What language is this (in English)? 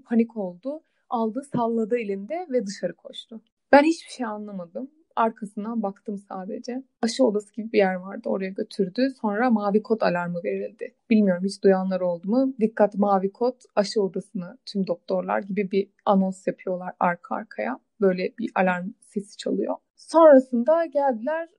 Turkish